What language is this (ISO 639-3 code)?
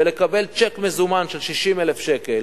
heb